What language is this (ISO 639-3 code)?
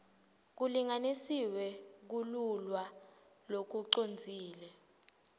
ssw